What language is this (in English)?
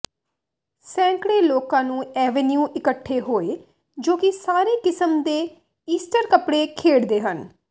Punjabi